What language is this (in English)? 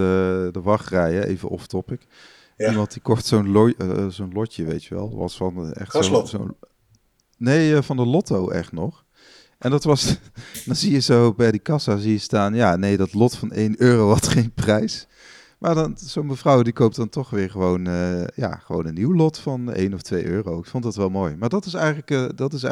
Dutch